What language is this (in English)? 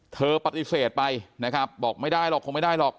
Thai